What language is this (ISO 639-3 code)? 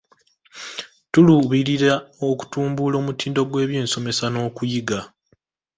lug